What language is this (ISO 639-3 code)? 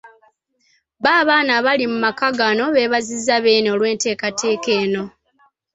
lug